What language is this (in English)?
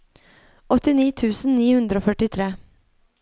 Norwegian